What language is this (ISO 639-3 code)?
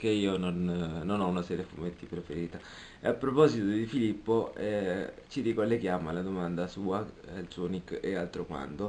ita